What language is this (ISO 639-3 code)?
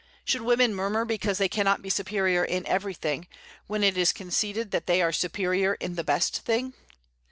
eng